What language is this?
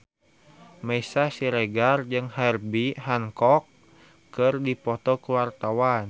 Sundanese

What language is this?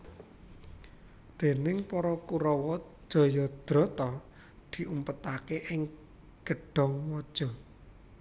Javanese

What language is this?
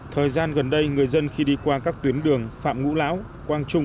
Vietnamese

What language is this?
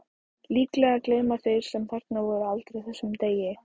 Icelandic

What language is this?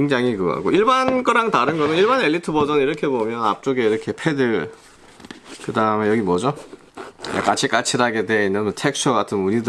Korean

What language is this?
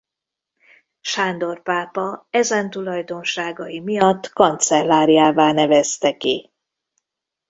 Hungarian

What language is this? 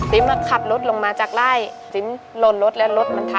Thai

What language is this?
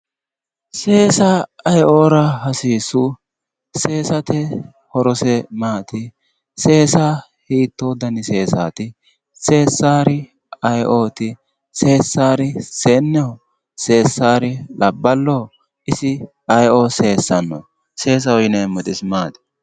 Sidamo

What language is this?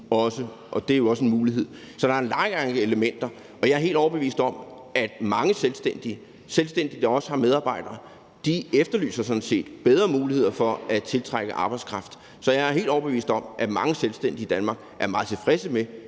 Danish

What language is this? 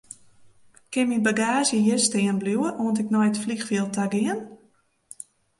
Western Frisian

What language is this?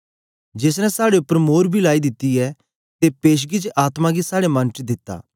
Dogri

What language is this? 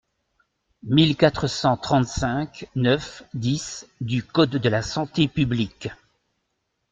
French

